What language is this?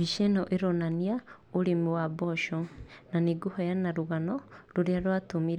Kikuyu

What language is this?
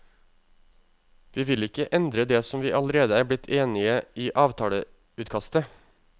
Norwegian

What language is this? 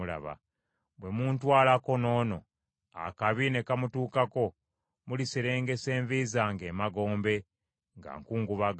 Ganda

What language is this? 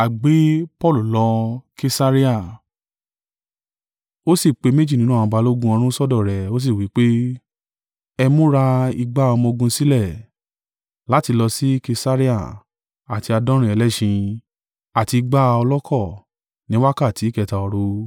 Yoruba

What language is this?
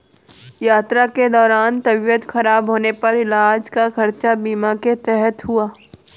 Hindi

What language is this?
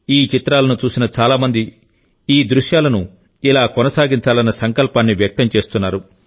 Telugu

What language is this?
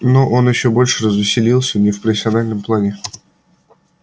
Russian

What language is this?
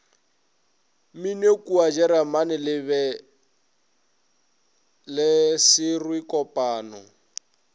Northern Sotho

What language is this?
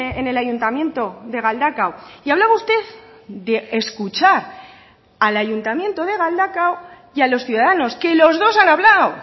Spanish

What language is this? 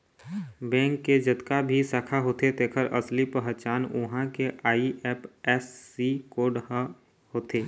Chhattisgarhi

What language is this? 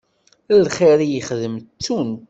Kabyle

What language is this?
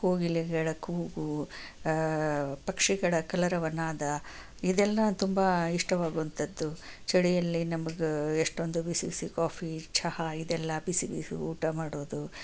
Kannada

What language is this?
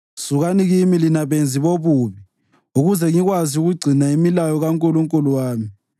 North Ndebele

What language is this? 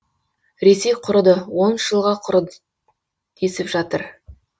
Kazakh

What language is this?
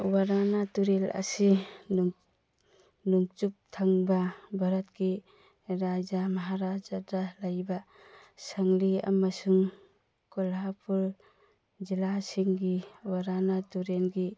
Manipuri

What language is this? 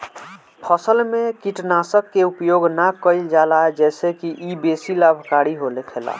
Bhojpuri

